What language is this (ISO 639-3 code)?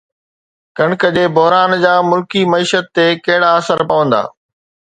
snd